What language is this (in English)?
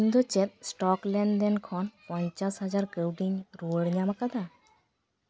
Santali